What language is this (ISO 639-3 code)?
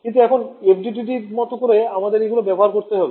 ben